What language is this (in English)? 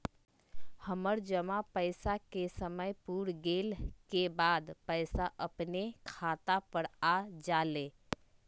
Magahi